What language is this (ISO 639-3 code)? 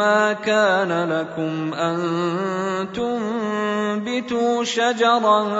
ara